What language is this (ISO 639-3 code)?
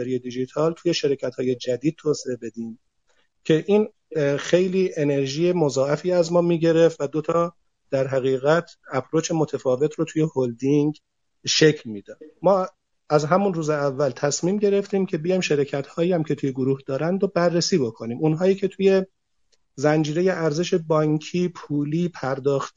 fas